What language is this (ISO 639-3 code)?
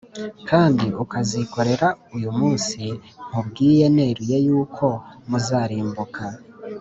kin